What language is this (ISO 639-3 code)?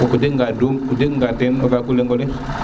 srr